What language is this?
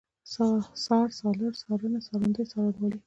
Pashto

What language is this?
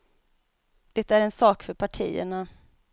Swedish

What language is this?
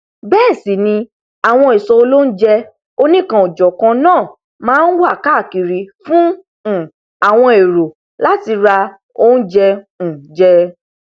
Yoruba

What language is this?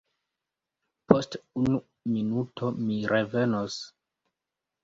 Esperanto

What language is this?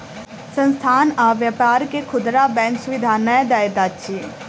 Maithili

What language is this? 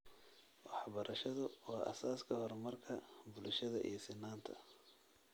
Somali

